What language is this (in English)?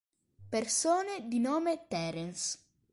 Italian